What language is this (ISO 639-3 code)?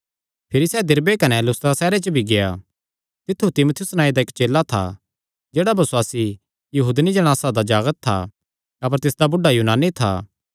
xnr